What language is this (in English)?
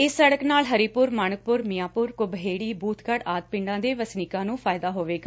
Punjabi